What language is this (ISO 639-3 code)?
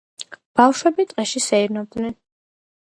kat